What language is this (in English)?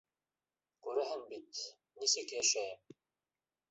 Bashkir